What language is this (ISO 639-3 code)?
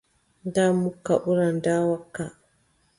fub